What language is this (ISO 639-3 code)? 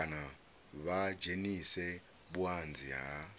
ven